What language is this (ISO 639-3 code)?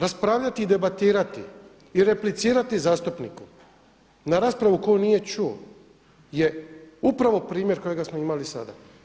hrv